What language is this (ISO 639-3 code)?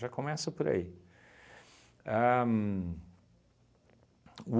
por